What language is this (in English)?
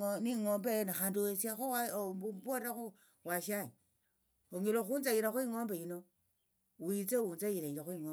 Tsotso